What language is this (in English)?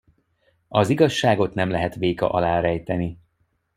Hungarian